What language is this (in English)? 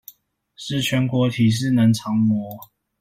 Chinese